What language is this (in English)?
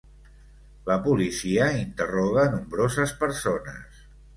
Catalan